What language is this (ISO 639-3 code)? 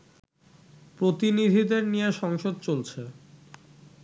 ben